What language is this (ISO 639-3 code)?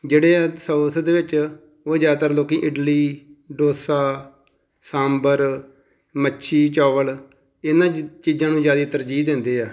pan